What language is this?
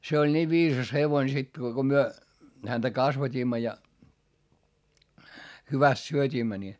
Finnish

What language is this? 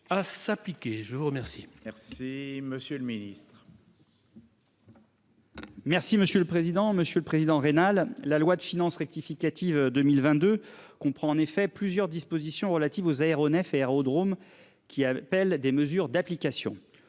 French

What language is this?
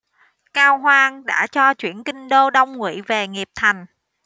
Vietnamese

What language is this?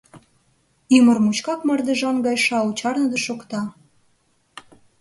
Mari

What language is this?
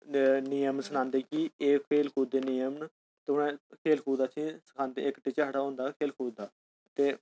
Dogri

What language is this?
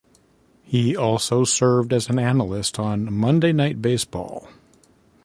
English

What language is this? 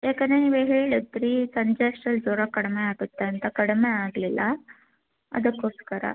Kannada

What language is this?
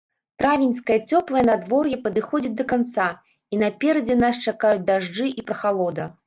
Belarusian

